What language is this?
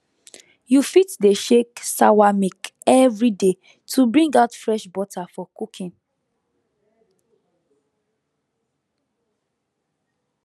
Nigerian Pidgin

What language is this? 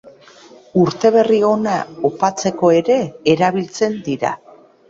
Basque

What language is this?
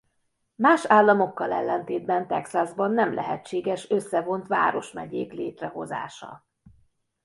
Hungarian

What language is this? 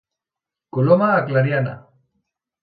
Catalan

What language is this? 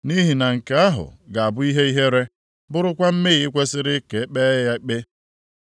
Igbo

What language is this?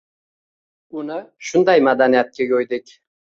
Uzbek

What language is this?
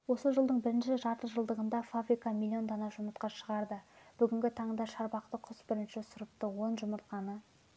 Kazakh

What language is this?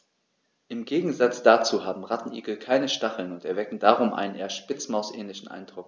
German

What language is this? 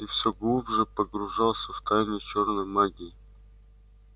Russian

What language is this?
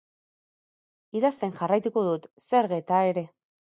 Basque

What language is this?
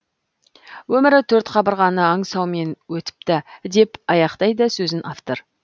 Kazakh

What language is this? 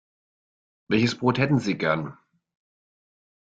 German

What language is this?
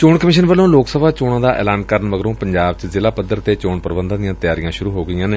Punjabi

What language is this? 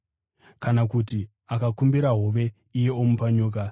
Shona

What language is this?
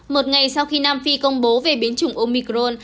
Vietnamese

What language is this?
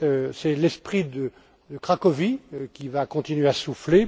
French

